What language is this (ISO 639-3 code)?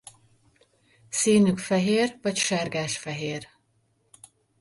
hun